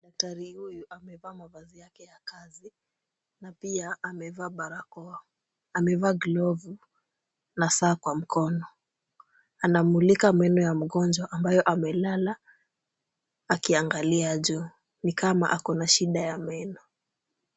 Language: Swahili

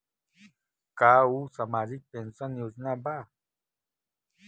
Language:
Bhojpuri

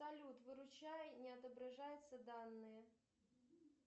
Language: Russian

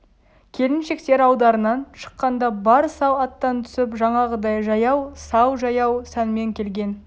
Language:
Kazakh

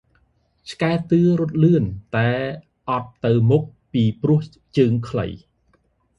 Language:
Khmer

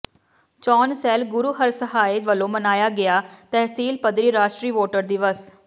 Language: Punjabi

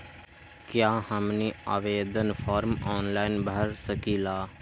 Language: Magahi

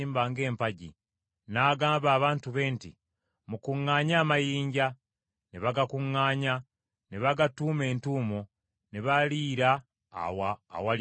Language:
Ganda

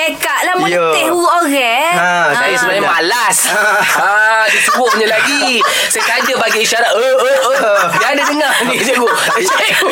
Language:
Malay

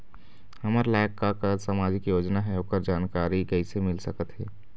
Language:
Chhattisgarhi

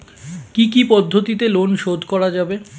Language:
Bangla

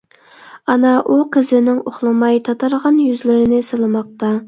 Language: Uyghur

